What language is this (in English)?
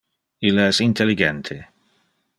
Interlingua